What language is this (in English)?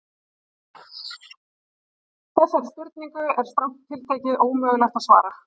Icelandic